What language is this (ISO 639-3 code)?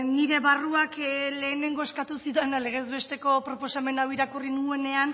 eus